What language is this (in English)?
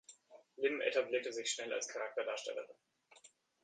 German